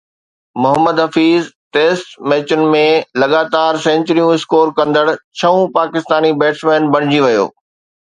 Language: Sindhi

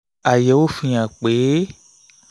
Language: Yoruba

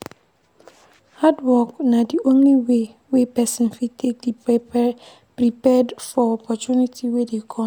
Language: Nigerian Pidgin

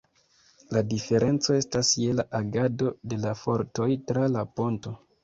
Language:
Esperanto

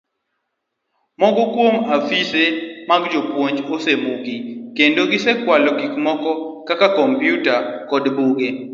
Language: Luo (Kenya and Tanzania)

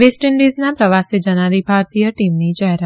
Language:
Gujarati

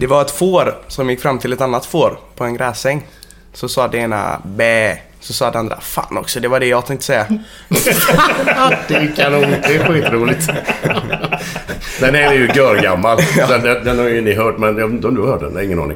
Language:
Swedish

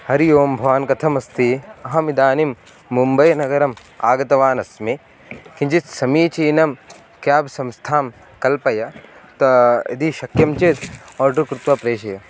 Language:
Sanskrit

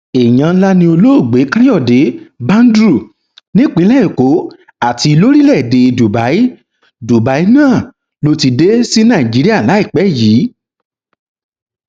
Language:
Yoruba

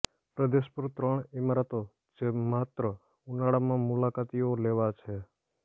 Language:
Gujarati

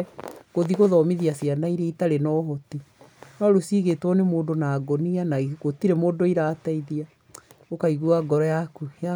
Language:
Kikuyu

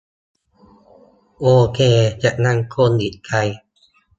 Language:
Thai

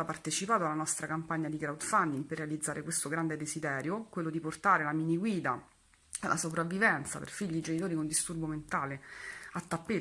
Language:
Italian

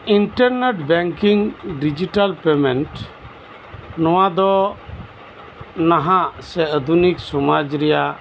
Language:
Santali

